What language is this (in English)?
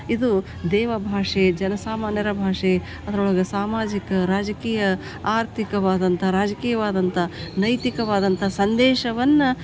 Kannada